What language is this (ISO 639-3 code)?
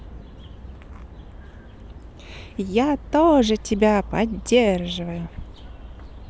rus